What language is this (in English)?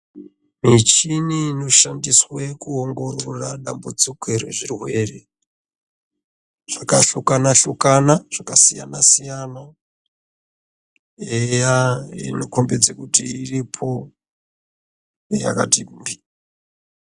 Ndau